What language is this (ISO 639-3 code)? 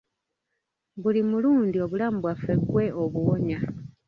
lug